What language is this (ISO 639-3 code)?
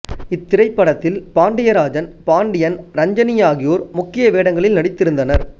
tam